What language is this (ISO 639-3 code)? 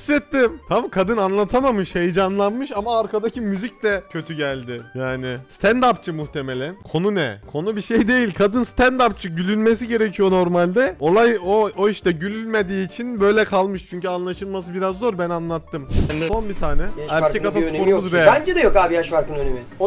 tur